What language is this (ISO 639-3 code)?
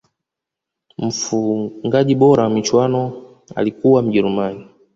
swa